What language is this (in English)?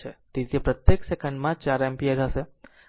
Gujarati